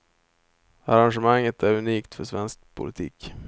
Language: Swedish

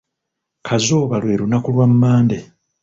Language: Ganda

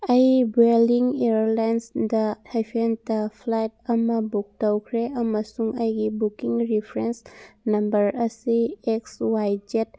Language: Manipuri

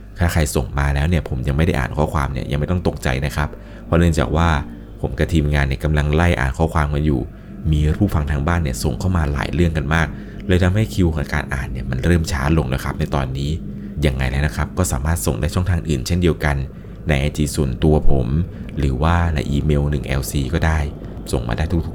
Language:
Thai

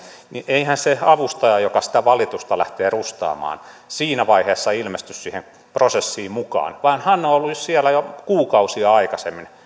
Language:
Finnish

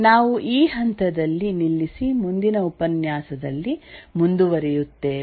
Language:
Kannada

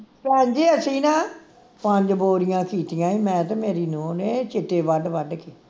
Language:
Punjabi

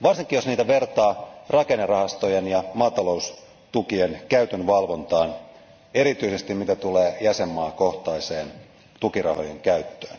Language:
Finnish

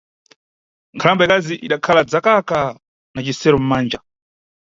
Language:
Nyungwe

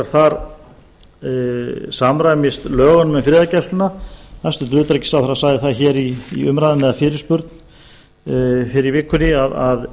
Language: Icelandic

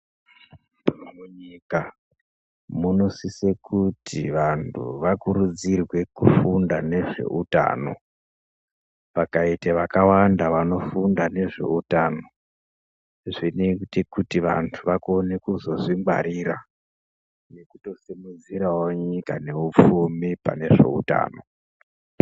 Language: Ndau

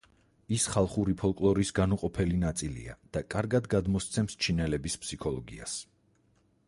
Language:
Georgian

